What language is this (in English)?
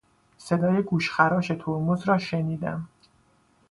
Persian